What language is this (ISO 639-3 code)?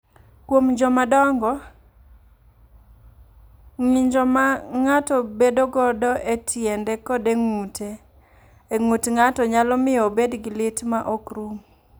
luo